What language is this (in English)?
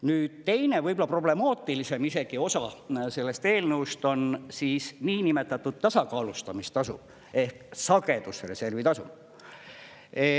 Estonian